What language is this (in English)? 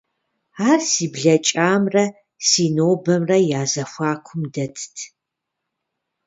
Kabardian